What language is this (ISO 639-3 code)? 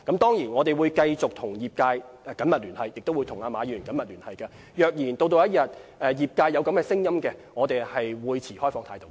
yue